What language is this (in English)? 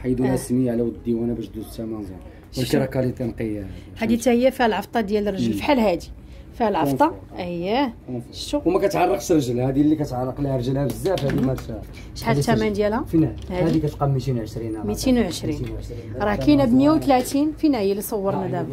Arabic